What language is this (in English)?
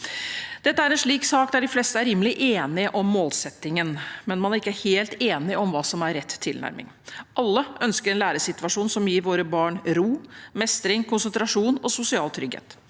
Norwegian